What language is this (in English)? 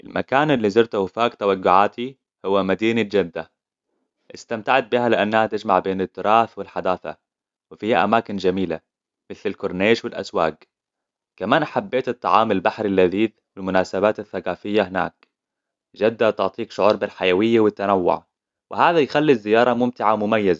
Hijazi Arabic